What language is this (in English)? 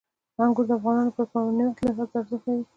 Pashto